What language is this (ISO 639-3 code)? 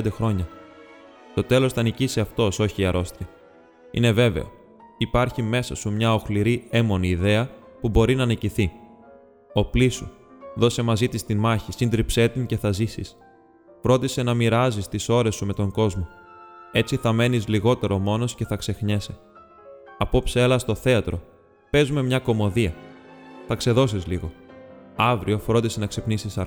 ell